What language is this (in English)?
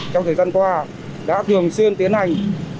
Vietnamese